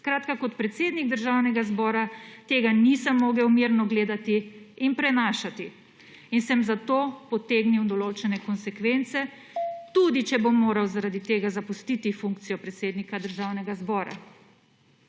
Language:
Slovenian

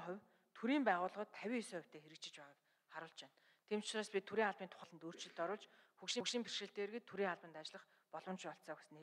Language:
Arabic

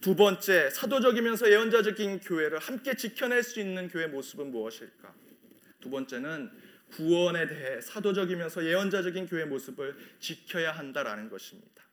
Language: Korean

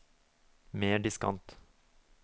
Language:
Norwegian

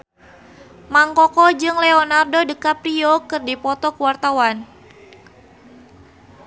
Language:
Sundanese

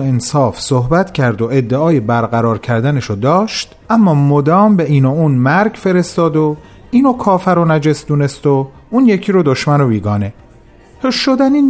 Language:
Persian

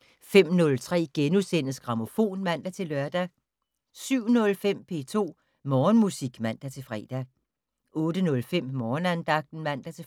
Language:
Danish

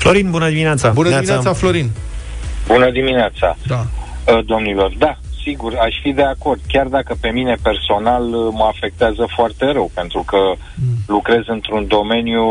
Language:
Romanian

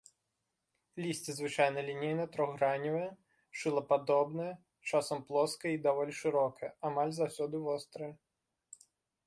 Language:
Belarusian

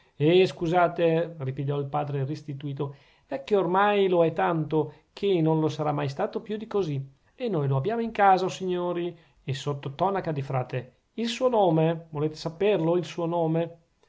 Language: Italian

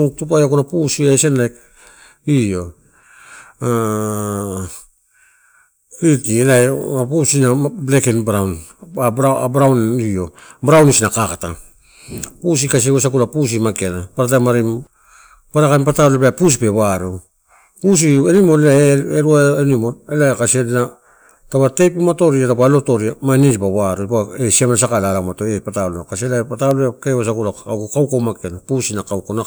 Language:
Torau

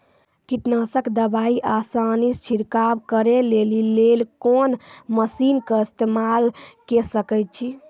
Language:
Maithili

